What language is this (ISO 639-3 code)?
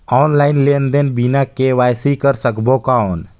hne